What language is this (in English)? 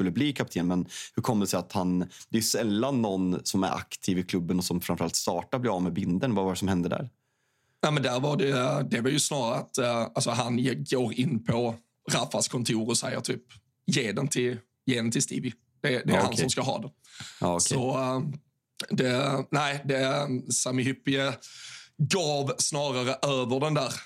Swedish